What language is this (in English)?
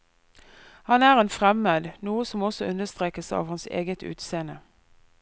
Norwegian